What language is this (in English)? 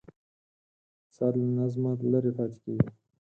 Pashto